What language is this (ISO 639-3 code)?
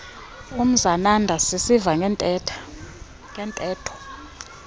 xho